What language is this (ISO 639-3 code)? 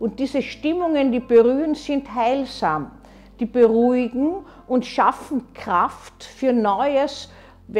deu